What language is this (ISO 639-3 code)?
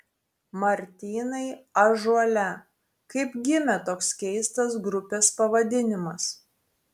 lit